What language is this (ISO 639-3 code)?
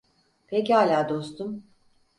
tur